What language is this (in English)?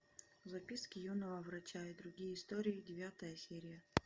Russian